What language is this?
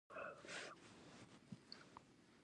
Pashto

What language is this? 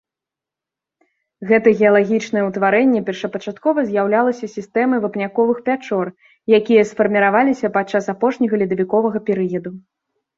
Belarusian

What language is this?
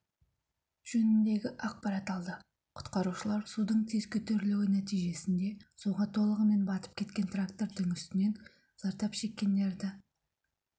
Kazakh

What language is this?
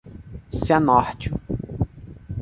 Portuguese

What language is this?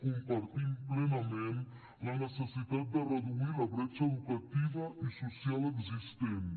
Catalan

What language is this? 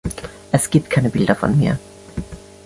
German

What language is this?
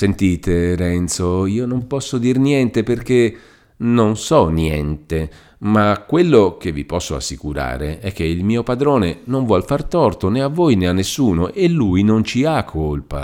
Italian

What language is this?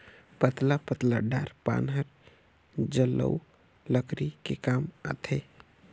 Chhattisgarhi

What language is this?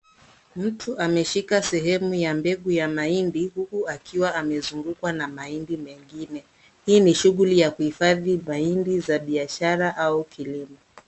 Swahili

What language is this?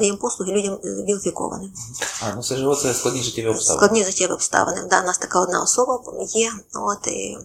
Ukrainian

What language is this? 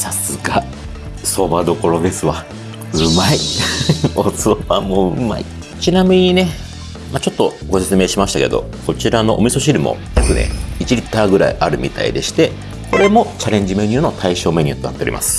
Japanese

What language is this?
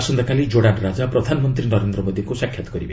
Odia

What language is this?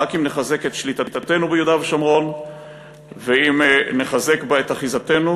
Hebrew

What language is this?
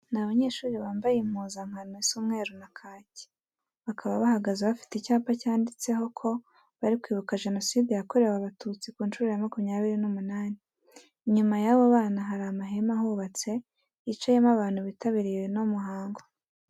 Kinyarwanda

